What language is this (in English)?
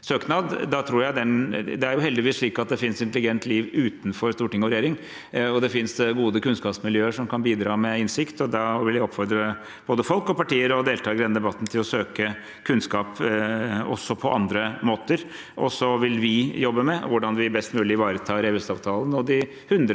Norwegian